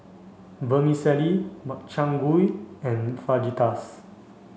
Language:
English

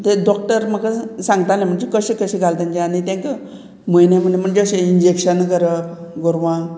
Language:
Konkani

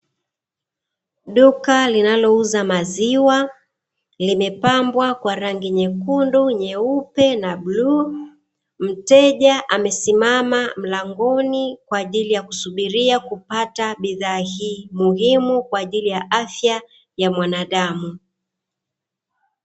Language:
Swahili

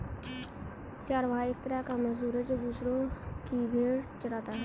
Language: Hindi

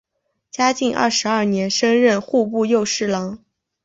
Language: Chinese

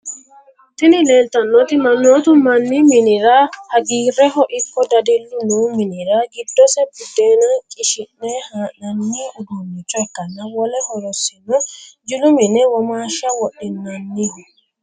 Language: Sidamo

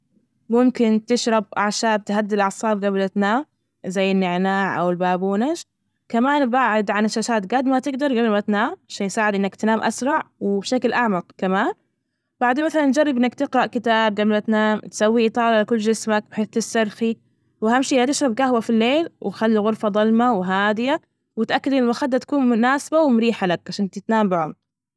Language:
Najdi Arabic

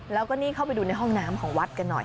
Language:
Thai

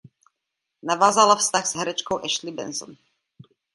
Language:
Czech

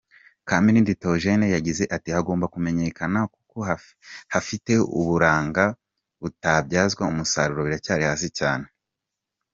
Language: Kinyarwanda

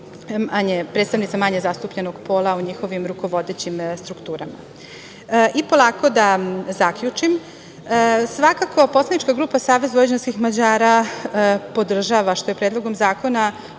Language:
Serbian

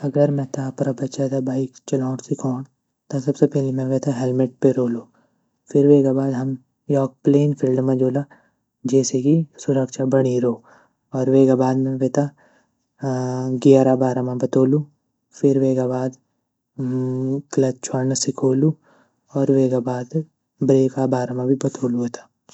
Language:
Garhwali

